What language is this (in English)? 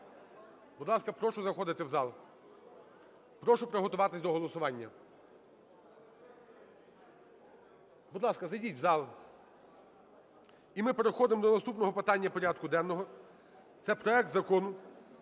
Ukrainian